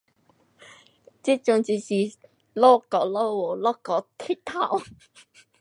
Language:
Pu-Xian Chinese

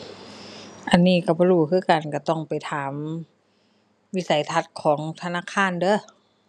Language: Thai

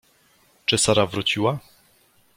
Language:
Polish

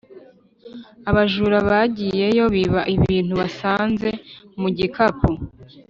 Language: Kinyarwanda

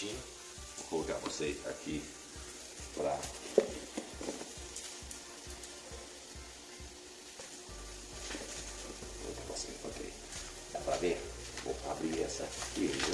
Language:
Portuguese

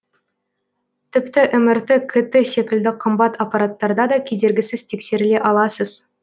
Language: Kazakh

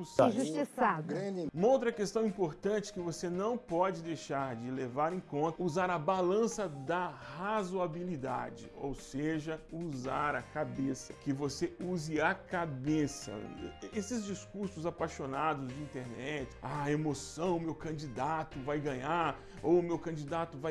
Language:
Portuguese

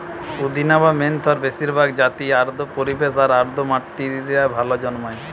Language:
Bangla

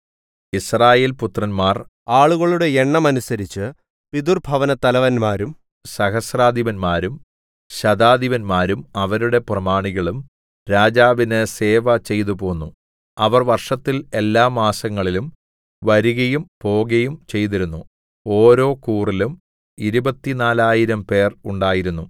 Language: Malayalam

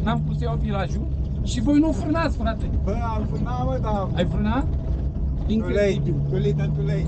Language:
Romanian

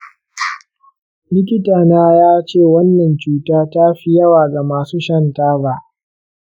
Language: Hausa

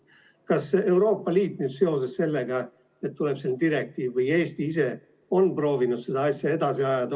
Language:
Estonian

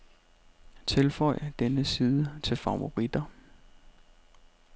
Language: Danish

